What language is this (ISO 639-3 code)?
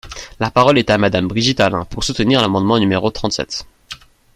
fra